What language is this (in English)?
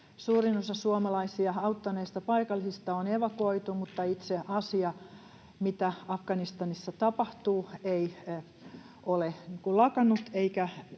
Finnish